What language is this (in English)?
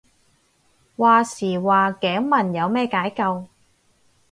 Cantonese